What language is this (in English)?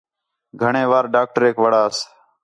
Khetrani